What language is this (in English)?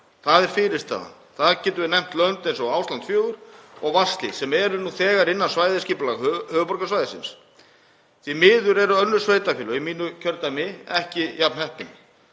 Icelandic